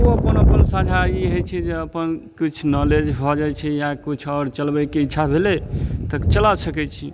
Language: Maithili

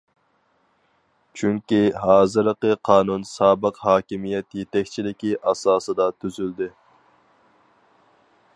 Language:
Uyghur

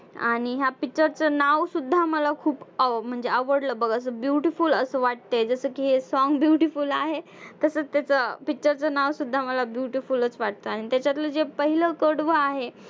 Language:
Marathi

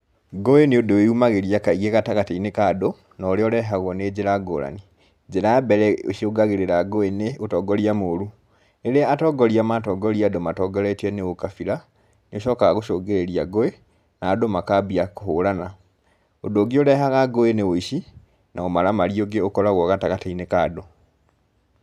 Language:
Kikuyu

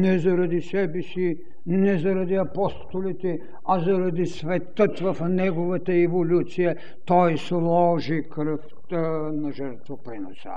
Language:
Bulgarian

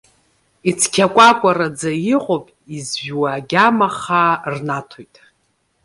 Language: Abkhazian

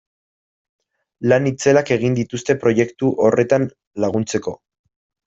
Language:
Basque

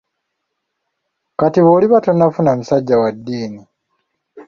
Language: Ganda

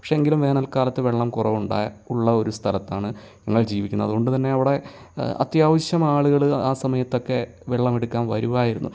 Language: Malayalam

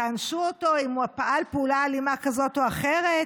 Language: Hebrew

